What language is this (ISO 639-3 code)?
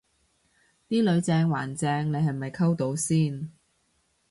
yue